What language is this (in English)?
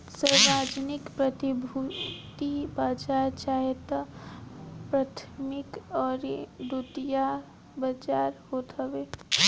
Bhojpuri